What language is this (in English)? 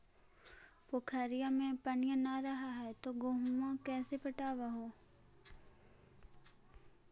Magahi